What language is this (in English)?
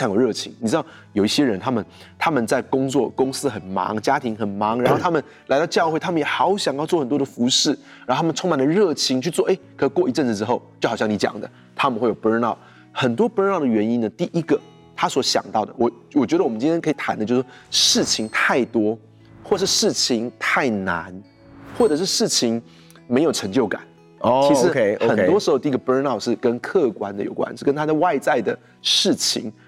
Chinese